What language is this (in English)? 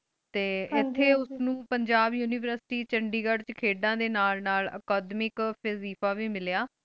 Punjabi